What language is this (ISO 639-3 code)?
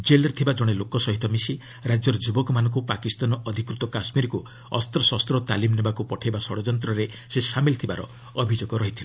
ori